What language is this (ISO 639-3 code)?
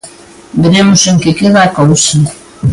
glg